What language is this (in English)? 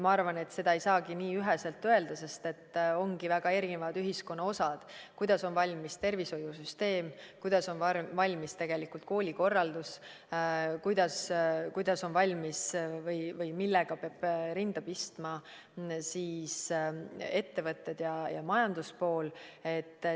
Estonian